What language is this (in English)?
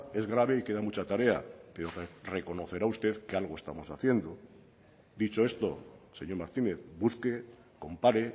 Spanish